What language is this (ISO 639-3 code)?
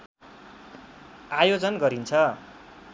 nep